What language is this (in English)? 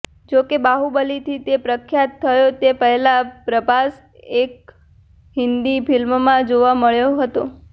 Gujarati